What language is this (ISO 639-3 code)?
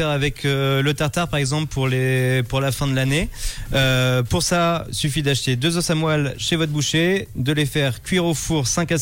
fra